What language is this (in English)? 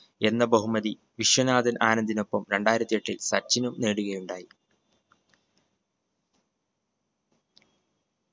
Malayalam